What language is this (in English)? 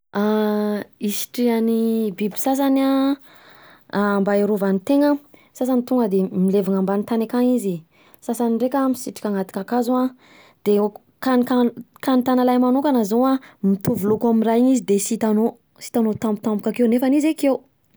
Southern Betsimisaraka Malagasy